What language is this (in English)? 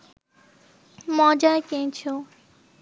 Bangla